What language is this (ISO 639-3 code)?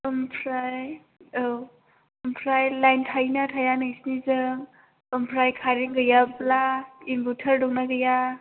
brx